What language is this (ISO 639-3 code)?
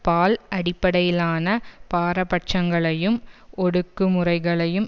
tam